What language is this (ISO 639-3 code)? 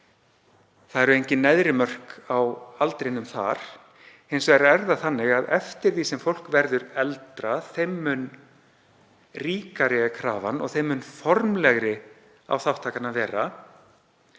isl